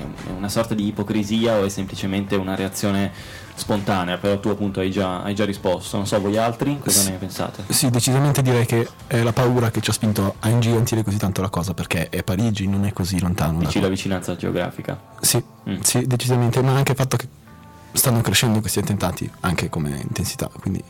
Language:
Italian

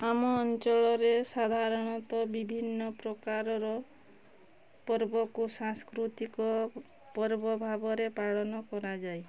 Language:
Odia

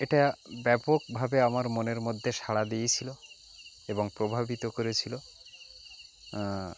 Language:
Bangla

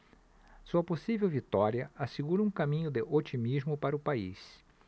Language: Portuguese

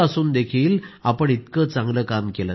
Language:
Marathi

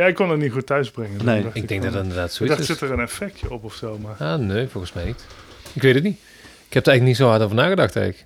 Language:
Dutch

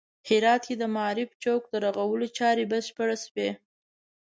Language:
Pashto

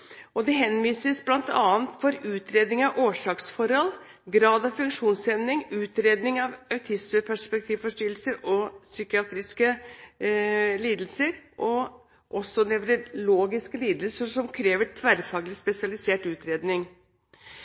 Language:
Norwegian Bokmål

